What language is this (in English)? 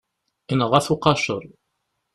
Kabyle